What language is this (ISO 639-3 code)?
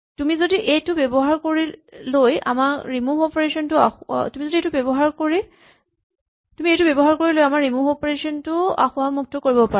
asm